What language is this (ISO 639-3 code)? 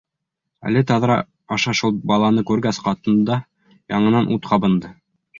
bak